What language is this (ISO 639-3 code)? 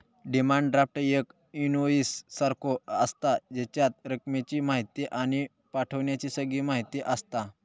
mar